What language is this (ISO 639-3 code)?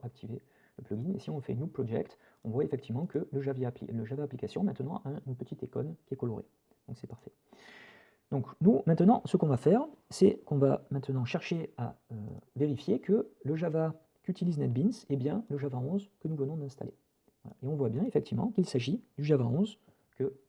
fra